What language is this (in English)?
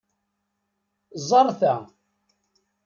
Kabyle